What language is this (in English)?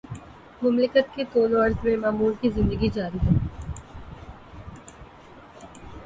Urdu